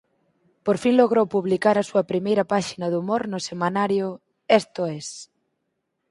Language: Galician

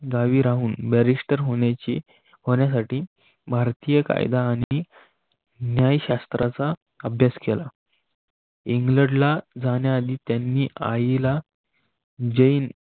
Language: Marathi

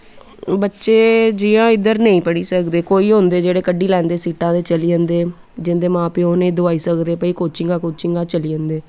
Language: Dogri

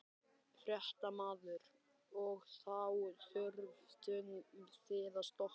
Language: Icelandic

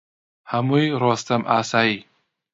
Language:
Central Kurdish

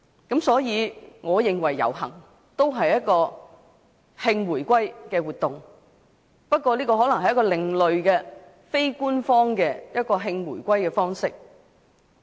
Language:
Cantonese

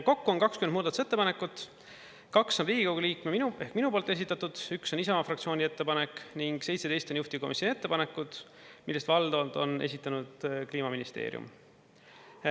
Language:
Estonian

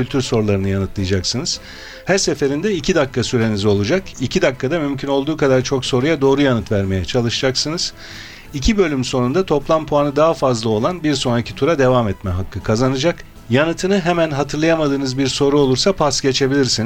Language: Turkish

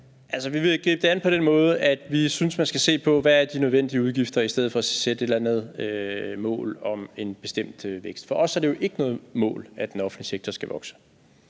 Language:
Danish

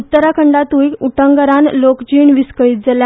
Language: Konkani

